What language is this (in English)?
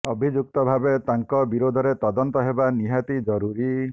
Odia